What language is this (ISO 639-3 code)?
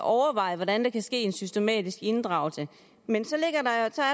dan